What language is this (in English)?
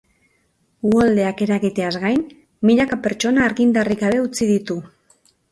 Basque